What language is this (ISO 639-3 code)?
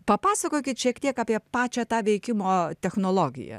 lit